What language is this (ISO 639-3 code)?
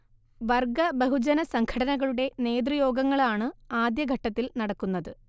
mal